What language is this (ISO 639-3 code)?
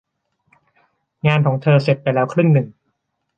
tha